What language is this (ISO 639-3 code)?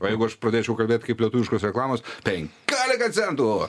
lit